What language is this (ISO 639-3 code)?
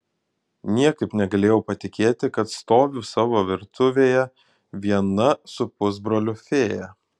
lit